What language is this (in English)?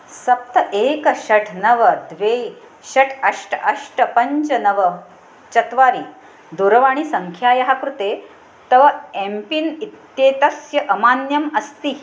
Sanskrit